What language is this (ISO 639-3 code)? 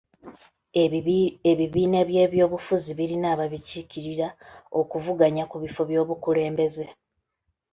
lug